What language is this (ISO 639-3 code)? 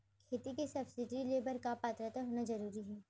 hne